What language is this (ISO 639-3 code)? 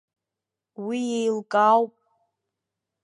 abk